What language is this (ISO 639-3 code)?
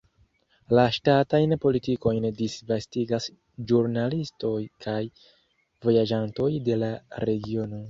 epo